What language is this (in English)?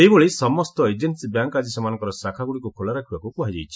Odia